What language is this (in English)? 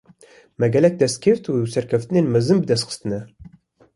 Kurdish